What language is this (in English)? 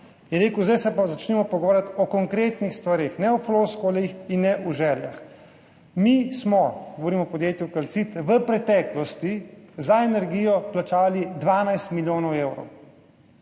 Slovenian